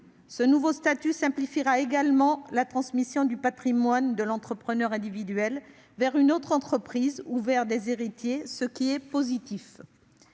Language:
French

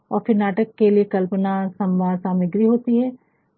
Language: Hindi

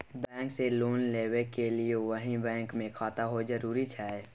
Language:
Maithili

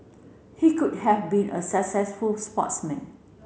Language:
English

